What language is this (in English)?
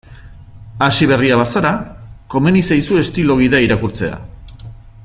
Basque